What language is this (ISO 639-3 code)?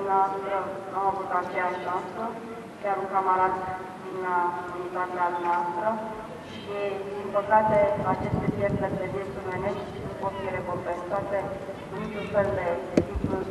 ron